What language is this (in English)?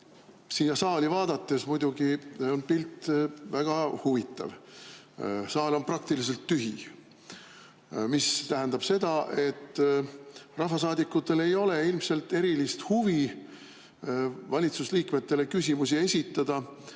Estonian